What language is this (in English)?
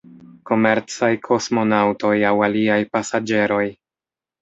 Esperanto